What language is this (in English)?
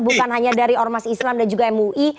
Indonesian